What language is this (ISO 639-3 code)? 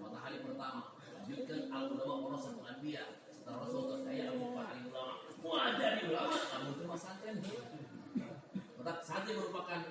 ind